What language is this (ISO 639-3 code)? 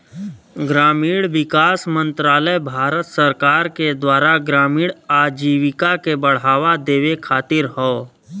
bho